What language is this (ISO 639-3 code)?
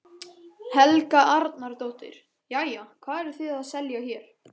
isl